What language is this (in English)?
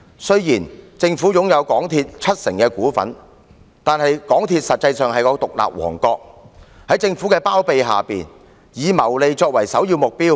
Cantonese